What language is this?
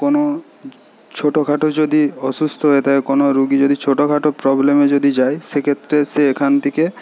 Bangla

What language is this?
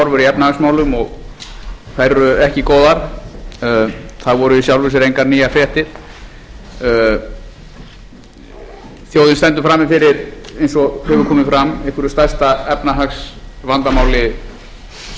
Icelandic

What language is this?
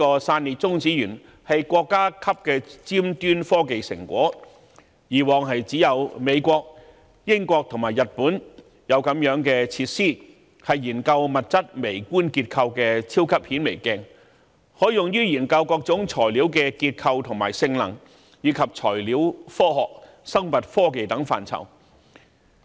Cantonese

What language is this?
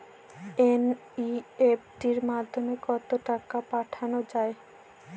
Bangla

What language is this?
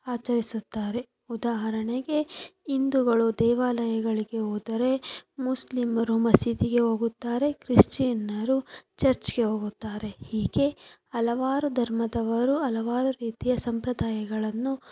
Kannada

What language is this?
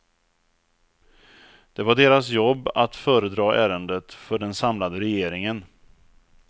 Swedish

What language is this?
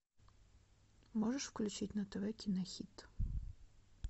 Russian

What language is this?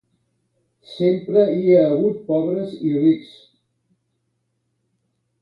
Catalan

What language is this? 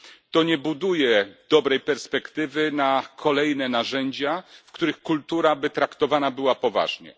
Polish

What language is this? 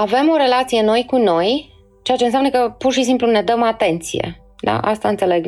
Romanian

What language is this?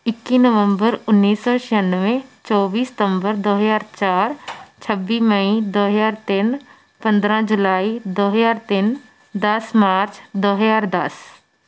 Punjabi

